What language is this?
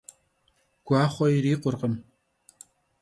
Kabardian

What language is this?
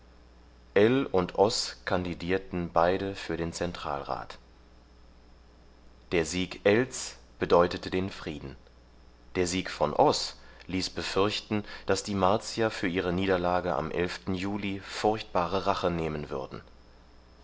German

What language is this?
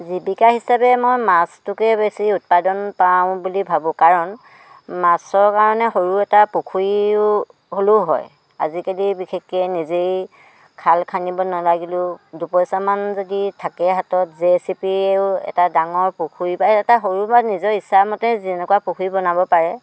Assamese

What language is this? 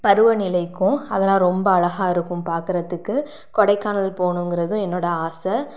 Tamil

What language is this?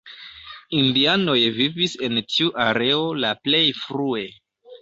Esperanto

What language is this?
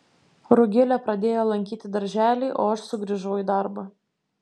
Lithuanian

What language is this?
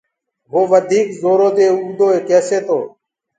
Gurgula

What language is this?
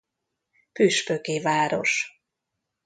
Hungarian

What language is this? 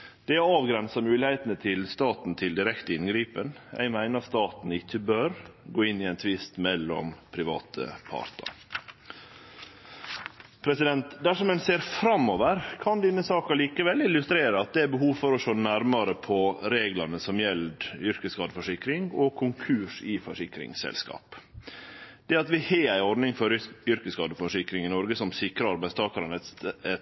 Norwegian Nynorsk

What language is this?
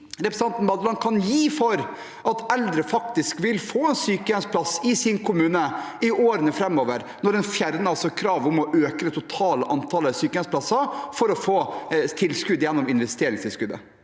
Norwegian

